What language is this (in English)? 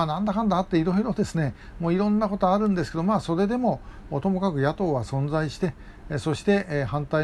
Japanese